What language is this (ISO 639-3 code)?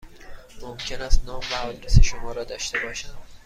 fas